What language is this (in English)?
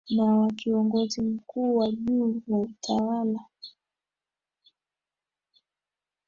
Swahili